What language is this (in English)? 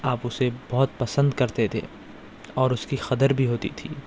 Urdu